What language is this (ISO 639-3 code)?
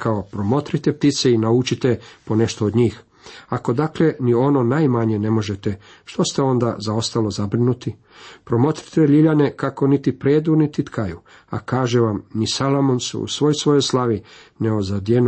hrv